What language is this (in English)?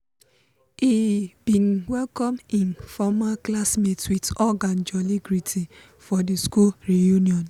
Nigerian Pidgin